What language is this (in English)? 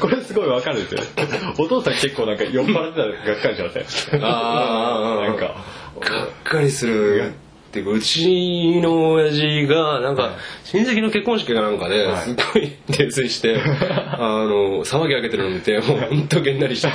Japanese